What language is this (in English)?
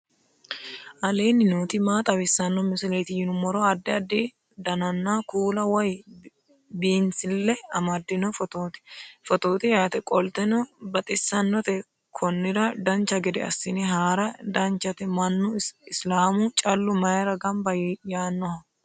Sidamo